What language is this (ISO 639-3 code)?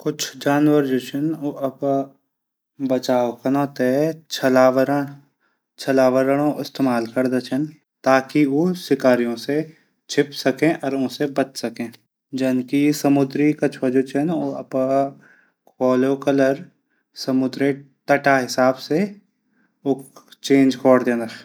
gbm